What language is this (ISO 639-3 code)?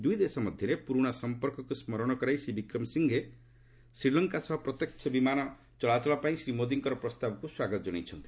ori